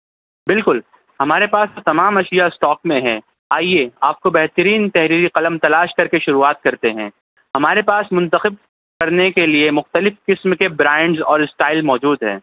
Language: Urdu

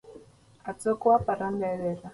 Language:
Basque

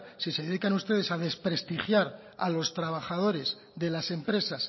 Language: Spanish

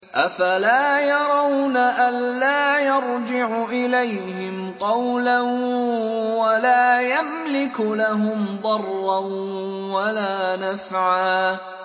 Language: Arabic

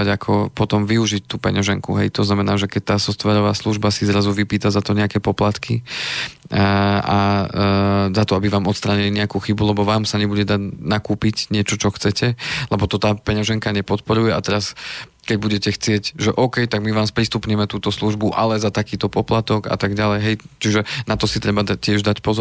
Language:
Slovak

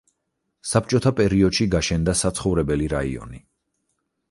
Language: Georgian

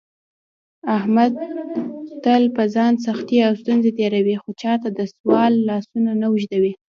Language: Pashto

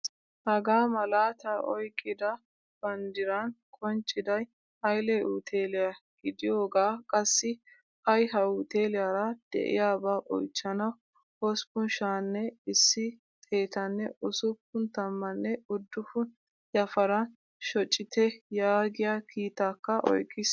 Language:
Wolaytta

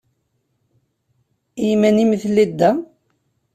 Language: Kabyle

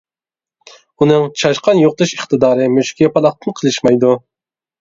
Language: Uyghur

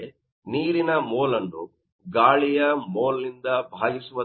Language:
Kannada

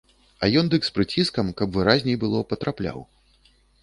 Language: Belarusian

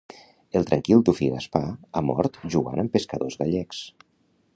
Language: Catalan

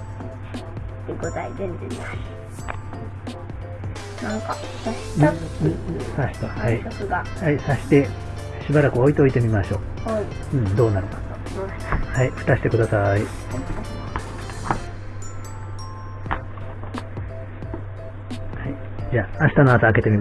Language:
Japanese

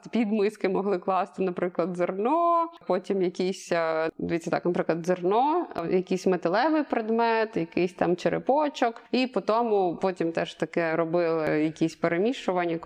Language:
Ukrainian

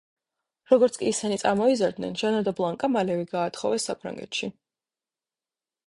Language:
Georgian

